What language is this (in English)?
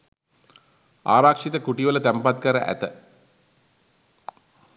Sinhala